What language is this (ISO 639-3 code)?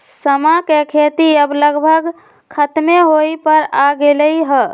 mag